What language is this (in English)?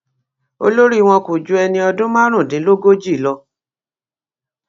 Yoruba